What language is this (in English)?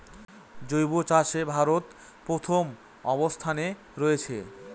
Bangla